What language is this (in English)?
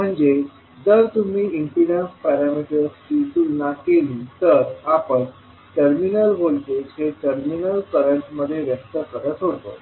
Marathi